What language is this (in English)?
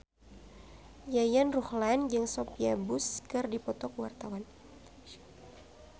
Sundanese